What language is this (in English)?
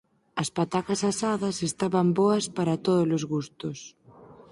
Galician